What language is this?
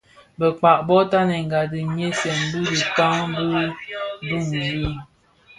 Bafia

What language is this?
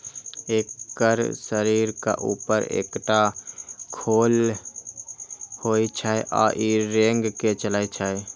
Maithili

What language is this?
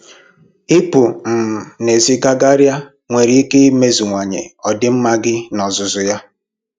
Igbo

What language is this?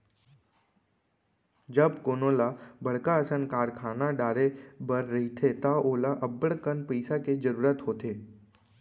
Chhattisgarhi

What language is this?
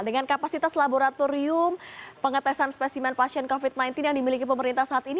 Indonesian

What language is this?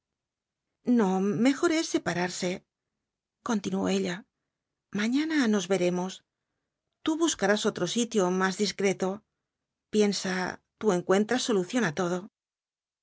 Spanish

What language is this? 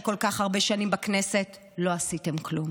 Hebrew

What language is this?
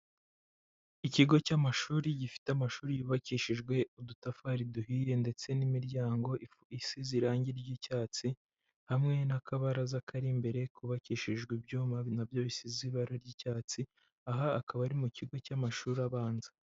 Kinyarwanda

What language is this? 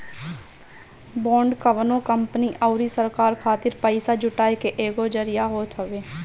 Bhojpuri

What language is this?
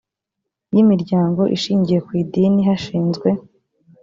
Kinyarwanda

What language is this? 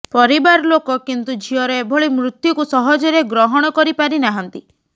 Odia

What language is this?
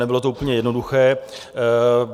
Czech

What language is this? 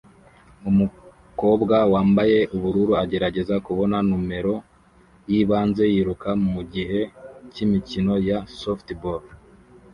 Kinyarwanda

